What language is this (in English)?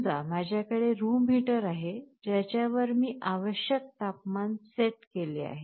Marathi